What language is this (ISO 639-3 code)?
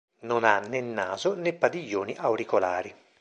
ita